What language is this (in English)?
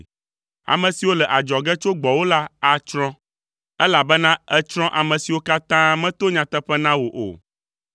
Ewe